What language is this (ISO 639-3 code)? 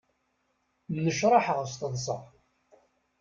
kab